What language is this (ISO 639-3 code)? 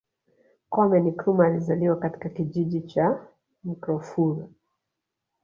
swa